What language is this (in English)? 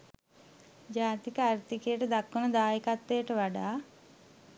Sinhala